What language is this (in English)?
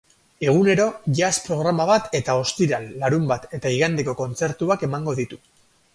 Basque